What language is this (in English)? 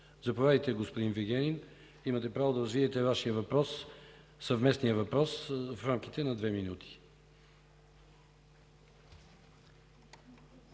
Bulgarian